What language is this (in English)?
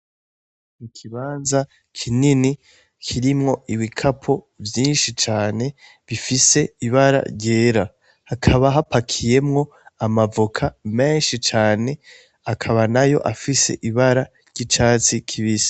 Rundi